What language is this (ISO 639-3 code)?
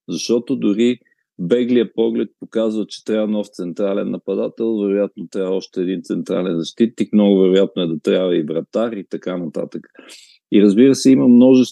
bul